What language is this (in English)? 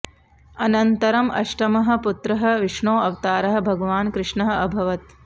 Sanskrit